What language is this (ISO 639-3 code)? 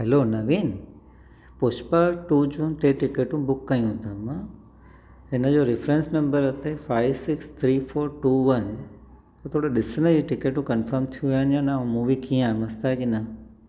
snd